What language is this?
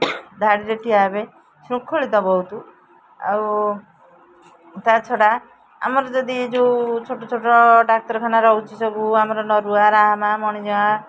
Odia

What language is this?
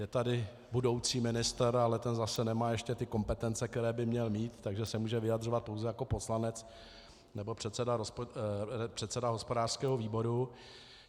Czech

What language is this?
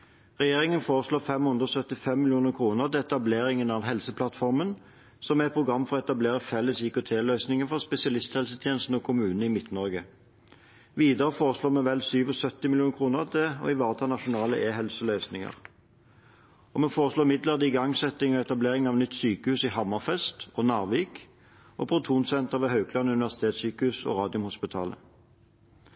Norwegian Bokmål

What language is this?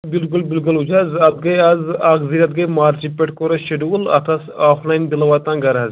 Kashmiri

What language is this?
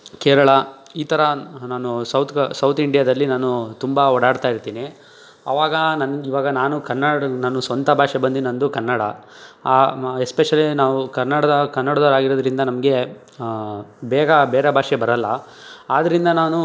Kannada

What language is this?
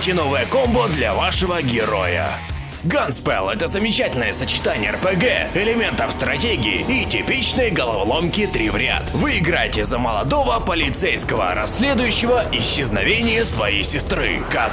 Russian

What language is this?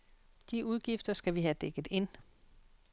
Danish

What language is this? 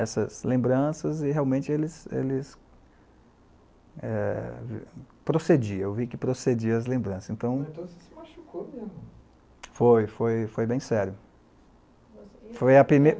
Portuguese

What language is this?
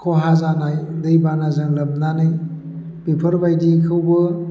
Bodo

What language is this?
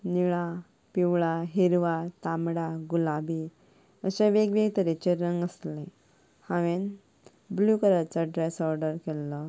Konkani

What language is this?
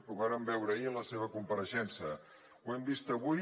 Catalan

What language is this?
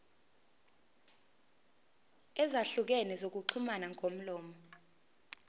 Zulu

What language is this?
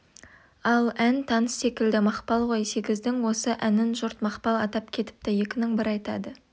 Kazakh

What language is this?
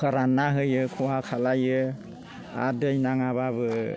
Bodo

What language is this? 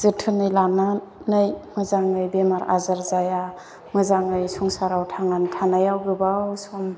Bodo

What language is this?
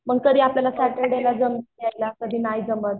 Marathi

